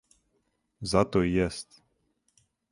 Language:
Serbian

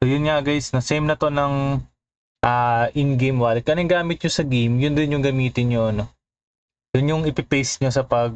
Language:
Filipino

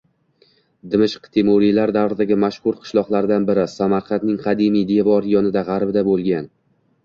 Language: Uzbek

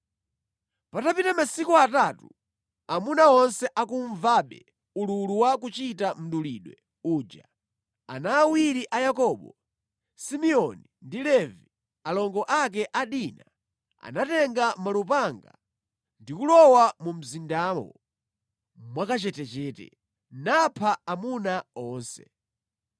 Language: Nyanja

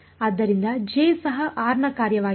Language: Kannada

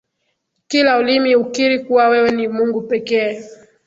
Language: Swahili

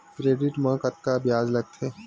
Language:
Chhattisgarhi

